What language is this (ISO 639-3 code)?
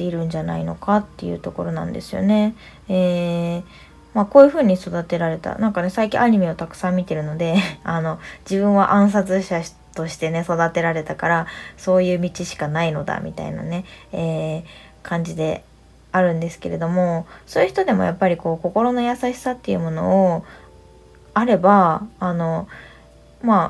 jpn